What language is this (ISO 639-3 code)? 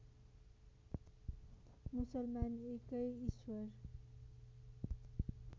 nep